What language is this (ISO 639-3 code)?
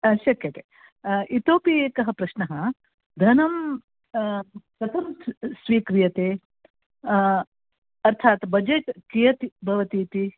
san